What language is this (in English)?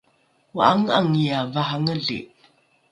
Rukai